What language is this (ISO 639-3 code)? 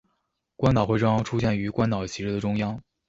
zho